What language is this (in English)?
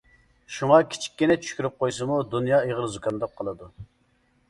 Uyghur